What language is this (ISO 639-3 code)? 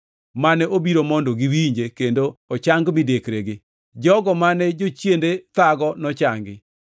luo